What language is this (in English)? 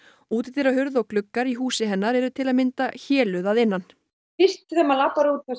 Icelandic